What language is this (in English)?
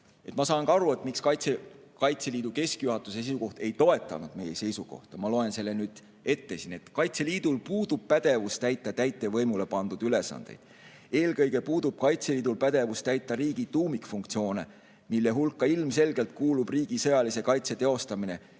Estonian